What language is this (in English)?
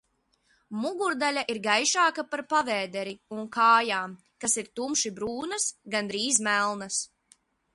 Latvian